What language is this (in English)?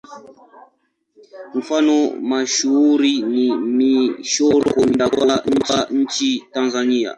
Swahili